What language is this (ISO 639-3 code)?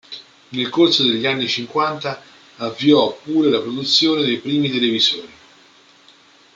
ita